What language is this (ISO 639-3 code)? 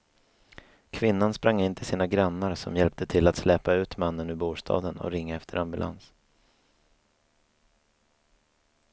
swe